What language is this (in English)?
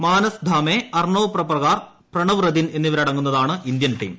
Malayalam